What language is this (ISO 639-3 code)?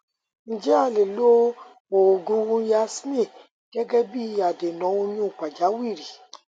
yor